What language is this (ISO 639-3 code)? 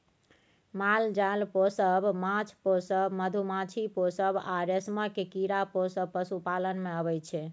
mai